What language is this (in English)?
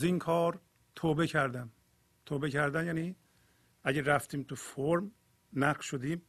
Persian